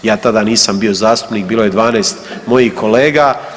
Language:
Croatian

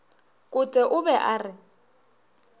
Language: Northern Sotho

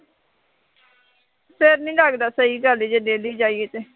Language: Punjabi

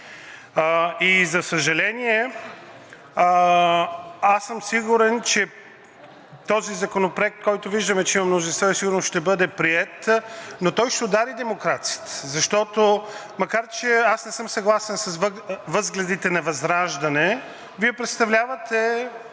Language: Bulgarian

